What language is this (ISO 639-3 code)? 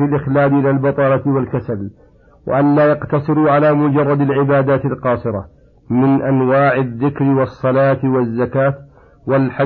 ara